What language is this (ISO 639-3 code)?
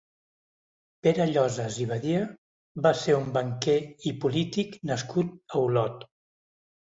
cat